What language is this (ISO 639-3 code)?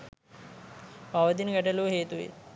sin